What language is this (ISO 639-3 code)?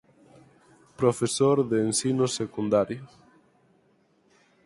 glg